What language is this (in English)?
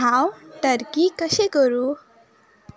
Konkani